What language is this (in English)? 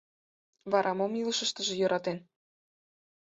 Mari